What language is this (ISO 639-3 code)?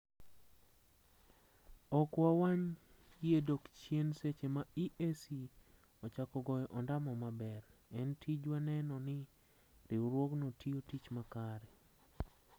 luo